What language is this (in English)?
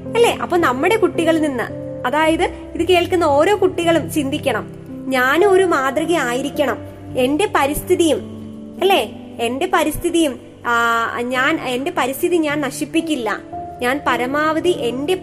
Malayalam